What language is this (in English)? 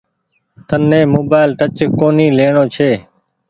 Goaria